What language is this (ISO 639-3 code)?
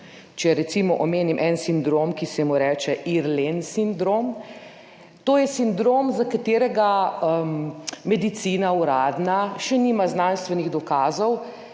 slv